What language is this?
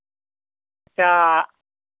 Santali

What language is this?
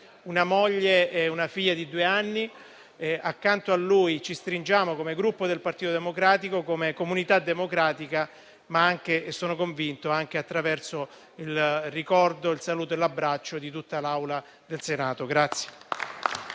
Italian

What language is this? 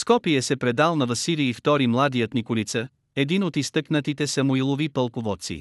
Bulgarian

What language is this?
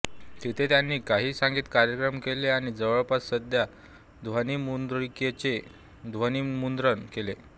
Marathi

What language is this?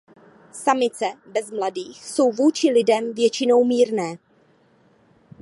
Czech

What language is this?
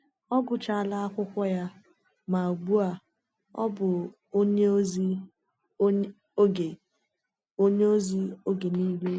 Igbo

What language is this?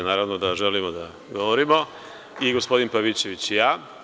Serbian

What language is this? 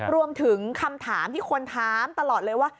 Thai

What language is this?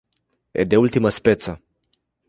Romanian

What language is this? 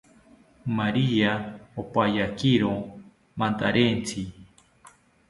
South Ucayali Ashéninka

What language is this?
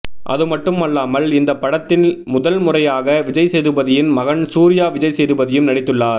Tamil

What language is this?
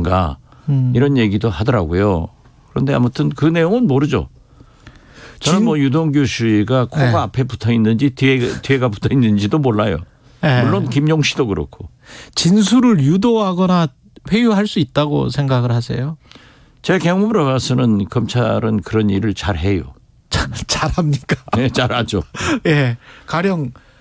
Korean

